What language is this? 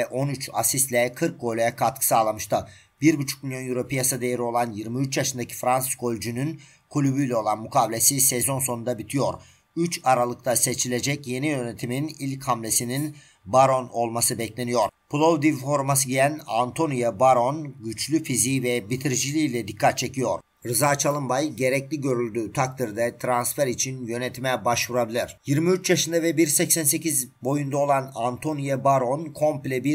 Turkish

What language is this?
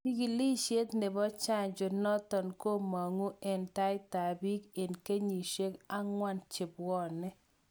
Kalenjin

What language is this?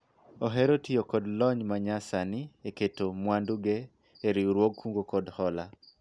Luo (Kenya and Tanzania)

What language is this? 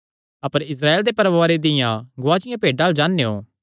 Kangri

